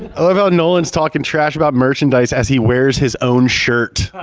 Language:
English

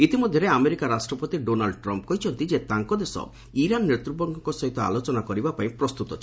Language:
Odia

